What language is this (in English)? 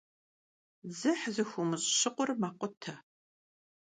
Kabardian